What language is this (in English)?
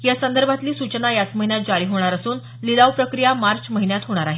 Marathi